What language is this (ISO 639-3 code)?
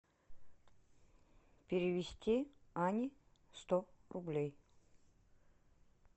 rus